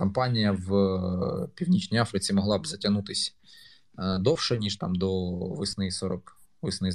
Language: Ukrainian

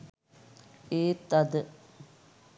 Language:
Sinhala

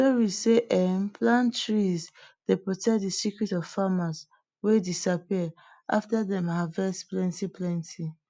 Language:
Nigerian Pidgin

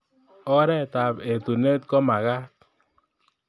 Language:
Kalenjin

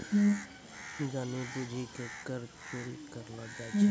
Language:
Maithili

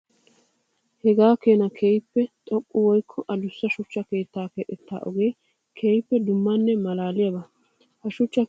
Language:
Wolaytta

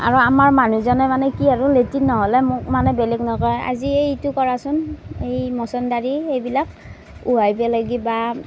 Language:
Assamese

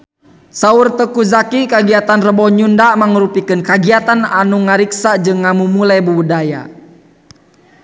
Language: Sundanese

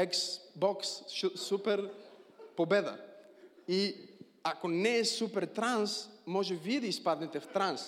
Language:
Bulgarian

